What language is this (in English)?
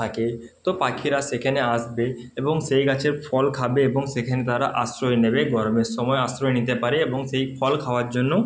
Bangla